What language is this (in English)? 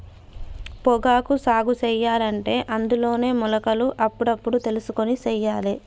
Telugu